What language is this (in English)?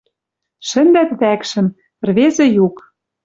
Western Mari